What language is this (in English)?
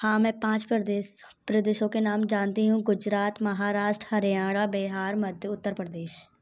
Hindi